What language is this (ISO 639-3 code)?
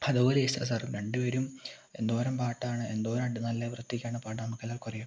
mal